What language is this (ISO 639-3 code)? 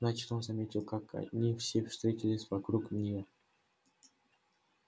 rus